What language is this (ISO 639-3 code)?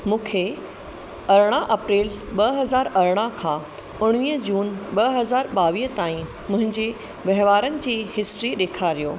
snd